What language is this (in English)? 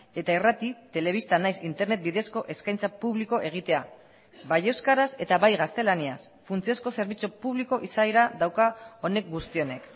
Basque